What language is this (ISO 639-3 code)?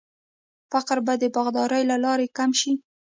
pus